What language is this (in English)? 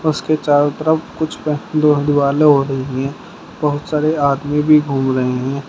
Hindi